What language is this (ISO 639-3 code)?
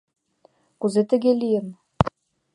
chm